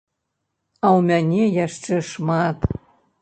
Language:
Belarusian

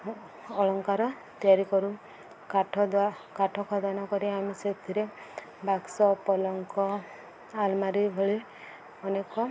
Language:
Odia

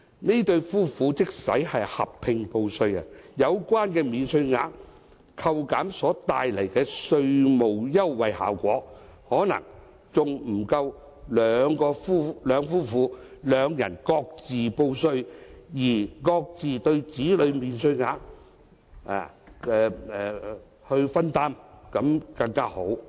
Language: Cantonese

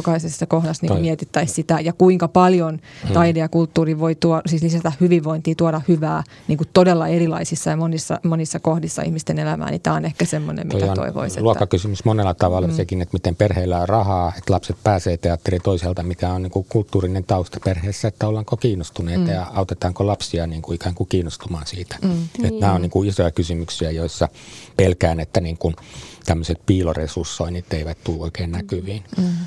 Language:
Finnish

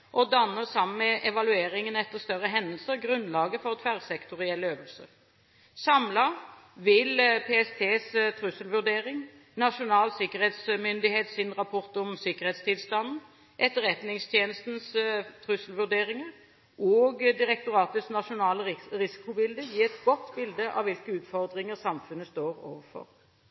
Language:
Norwegian Bokmål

